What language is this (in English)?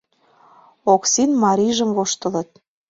Mari